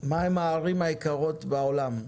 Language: Hebrew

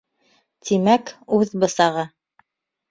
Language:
Bashkir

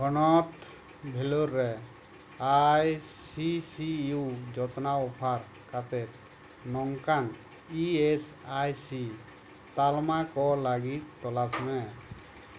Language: Santali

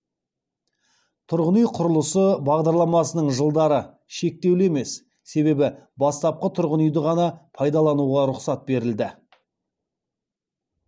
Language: Kazakh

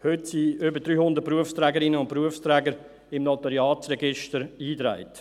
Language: Swiss German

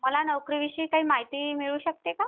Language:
Marathi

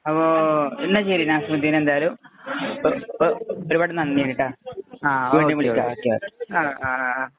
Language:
Malayalam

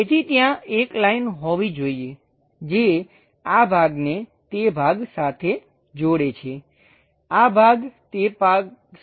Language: Gujarati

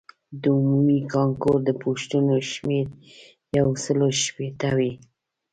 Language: Pashto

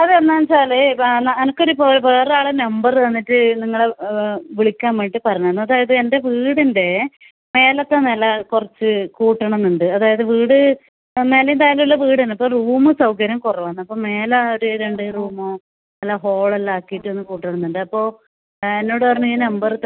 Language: Malayalam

